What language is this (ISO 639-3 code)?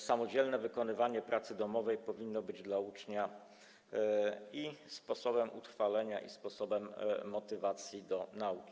pol